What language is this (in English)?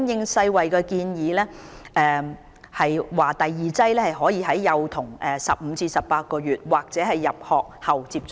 Cantonese